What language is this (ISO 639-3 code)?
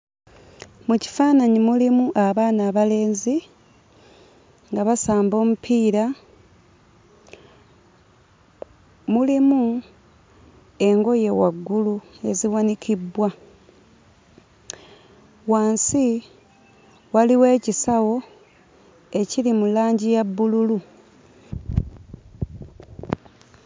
lug